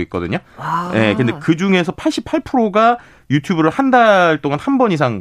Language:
Korean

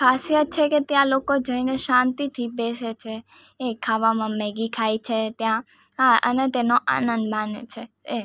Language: Gujarati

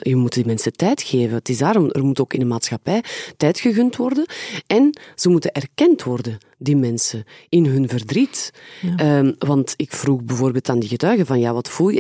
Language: Dutch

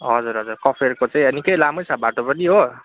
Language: Nepali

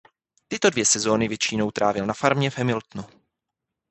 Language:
Czech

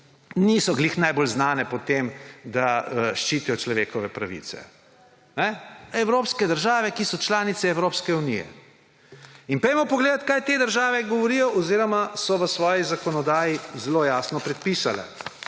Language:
Slovenian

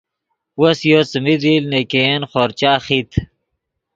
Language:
Yidgha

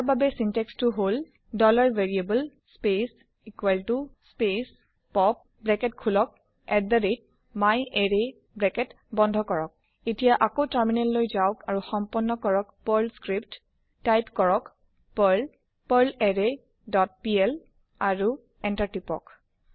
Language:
Assamese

